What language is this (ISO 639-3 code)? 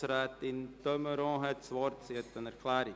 gsw